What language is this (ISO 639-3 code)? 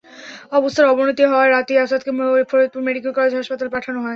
ben